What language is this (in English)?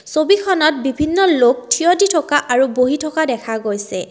Assamese